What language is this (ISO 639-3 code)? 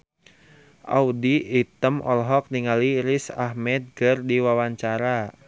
sun